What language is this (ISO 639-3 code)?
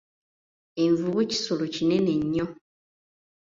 lug